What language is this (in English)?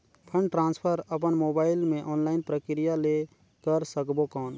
Chhattisgarhi